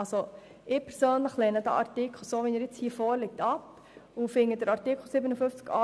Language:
Swiss German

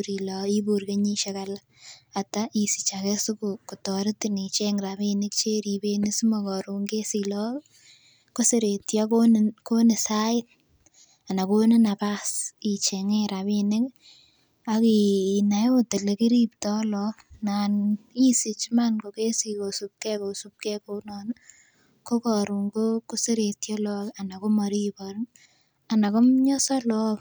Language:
Kalenjin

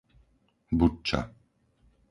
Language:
Slovak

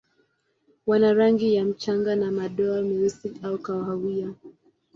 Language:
Swahili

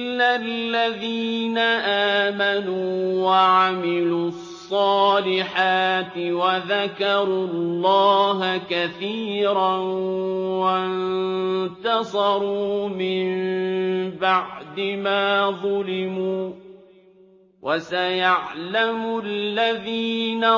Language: Arabic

